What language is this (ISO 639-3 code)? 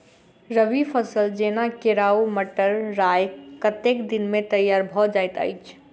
mai